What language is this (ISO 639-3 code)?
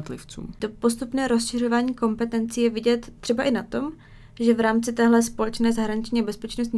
ces